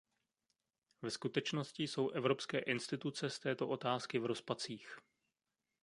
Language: Czech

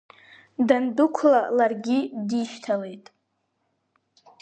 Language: Abkhazian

